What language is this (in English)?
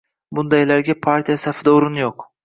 Uzbek